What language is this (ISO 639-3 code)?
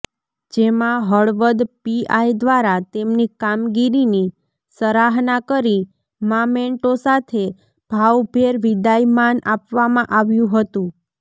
guj